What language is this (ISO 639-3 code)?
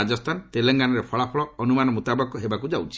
ori